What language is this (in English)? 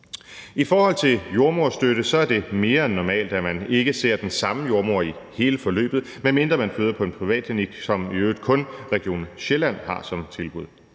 Danish